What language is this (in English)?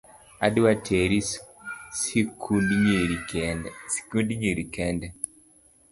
Luo (Kenya and Tanzania)